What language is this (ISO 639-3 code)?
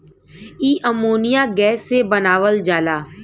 bho